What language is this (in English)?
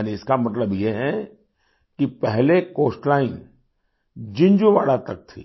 Hindi